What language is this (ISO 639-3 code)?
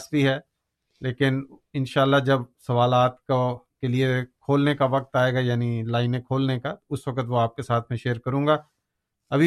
urd